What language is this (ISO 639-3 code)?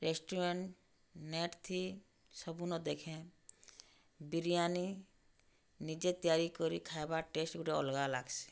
ori